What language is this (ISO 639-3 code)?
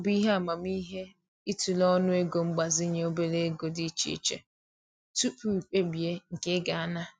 ibo